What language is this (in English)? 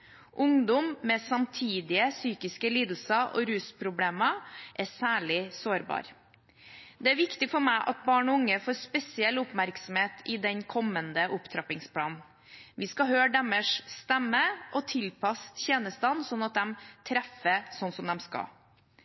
Norwegian Bokmål